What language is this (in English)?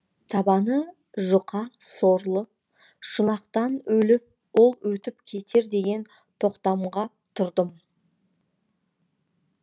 Kazakh